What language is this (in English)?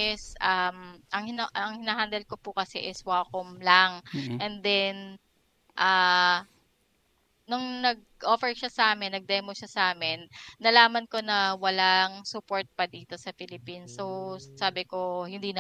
Filipino